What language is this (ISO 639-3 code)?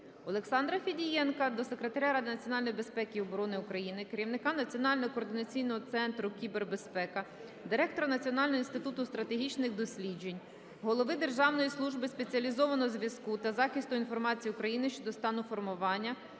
ukr